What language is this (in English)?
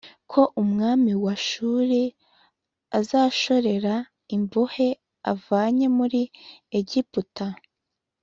Kinyarwanda